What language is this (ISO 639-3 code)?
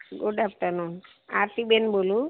guj